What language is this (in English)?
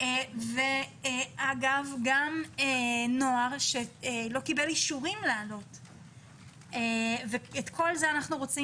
Hebrew